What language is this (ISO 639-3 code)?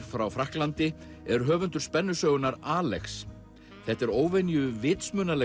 isl